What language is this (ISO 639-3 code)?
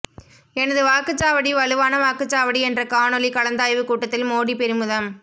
tam